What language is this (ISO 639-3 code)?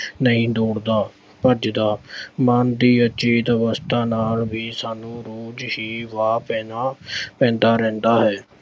pan